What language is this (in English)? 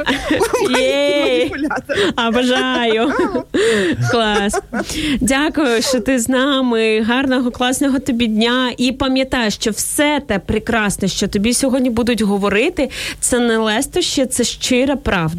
Ukrainian